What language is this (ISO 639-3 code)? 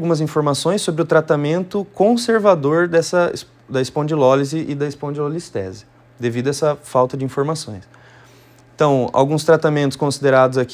por